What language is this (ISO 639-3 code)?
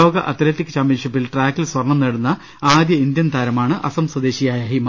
mal